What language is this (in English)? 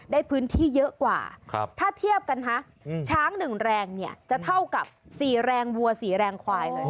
Thai